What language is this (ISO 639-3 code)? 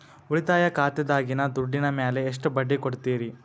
kan